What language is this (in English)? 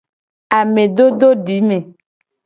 Gen